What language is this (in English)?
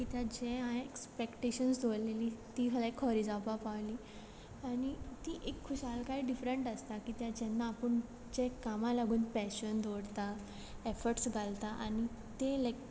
Konkani